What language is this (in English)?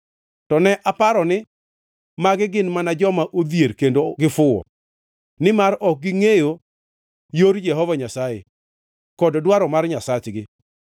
Luo (Kenya and Tanzania)